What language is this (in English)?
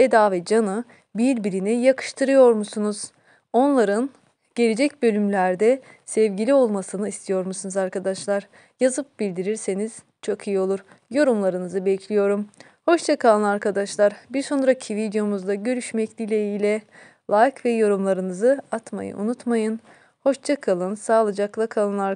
Turkish